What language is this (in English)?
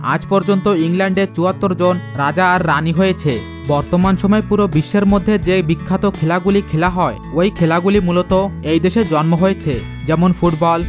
Bangla